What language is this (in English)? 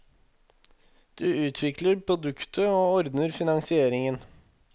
Norwegian